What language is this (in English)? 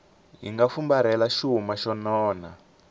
Tsonga